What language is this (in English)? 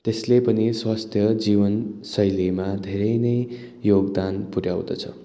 Nepali